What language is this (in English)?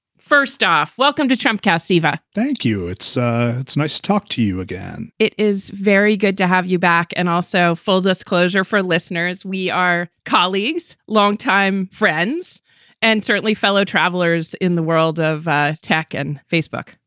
English